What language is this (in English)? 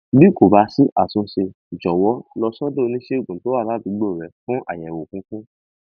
Yoruba